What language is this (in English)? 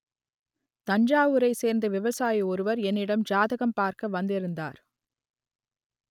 Tamil